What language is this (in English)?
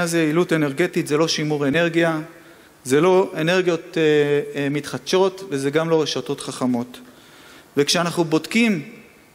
Hebrew